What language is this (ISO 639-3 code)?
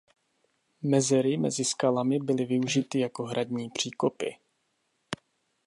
ces